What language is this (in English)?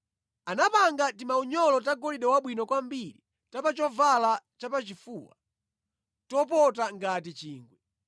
Nyanja